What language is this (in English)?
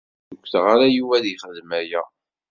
Kabyle